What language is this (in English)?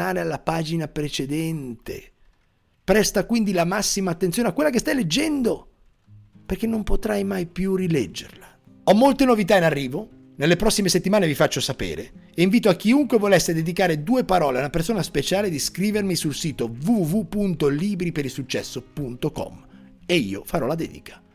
Italian